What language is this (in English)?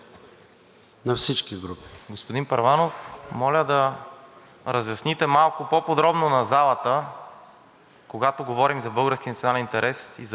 Bulgarian